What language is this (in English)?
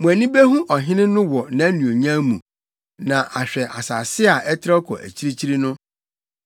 Akan